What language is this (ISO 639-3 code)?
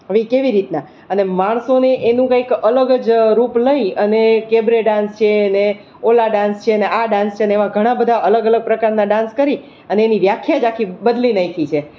guj